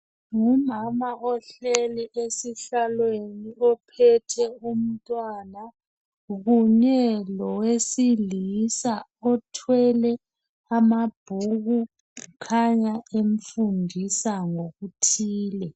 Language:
North Ndebele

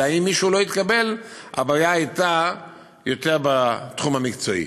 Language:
Hebrew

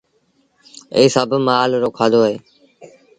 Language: Sindhi Bhil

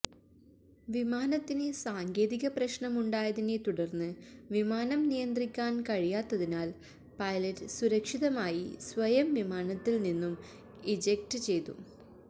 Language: Malayalam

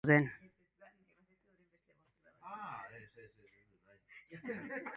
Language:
Basque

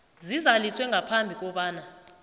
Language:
South Ndebele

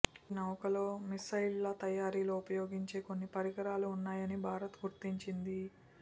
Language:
Telugu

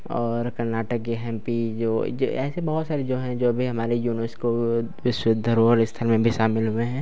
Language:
Hindi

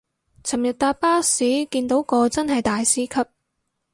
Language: Cantonese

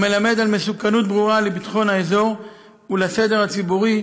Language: Hebrew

